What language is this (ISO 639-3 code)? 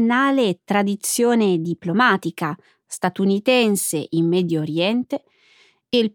ita